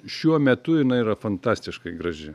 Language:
Lithuanian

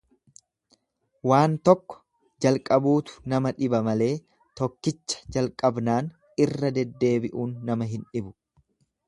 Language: Oromo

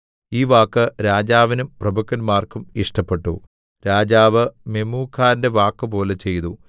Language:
Malayalam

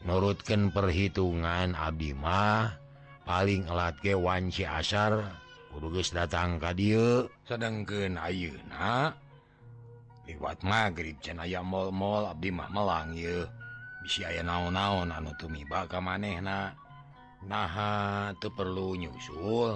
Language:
Indonesian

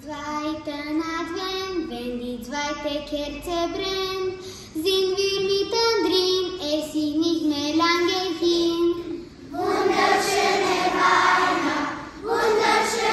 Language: Romanian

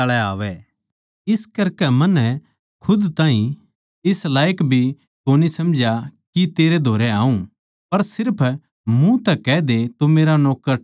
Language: Haryanvi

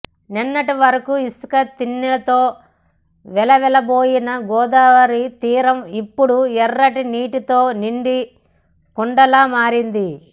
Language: Telugu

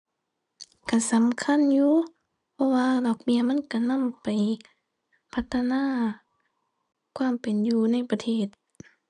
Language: Thai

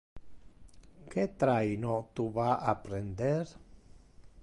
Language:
Interlingua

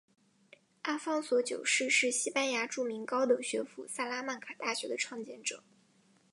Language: Chinese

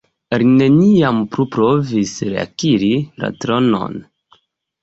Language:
Esperanto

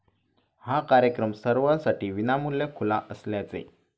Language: Marathi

